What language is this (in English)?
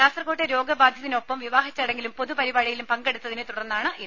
Malayalam